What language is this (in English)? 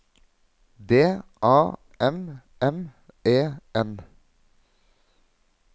Norwegian